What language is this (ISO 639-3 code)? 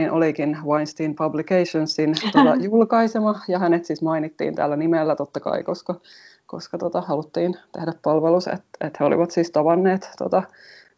fin